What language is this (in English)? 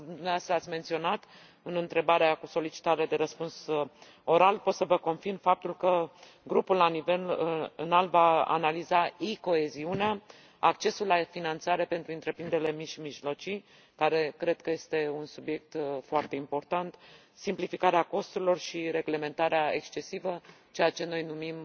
Romanian